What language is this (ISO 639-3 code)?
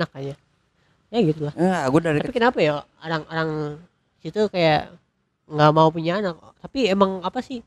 ind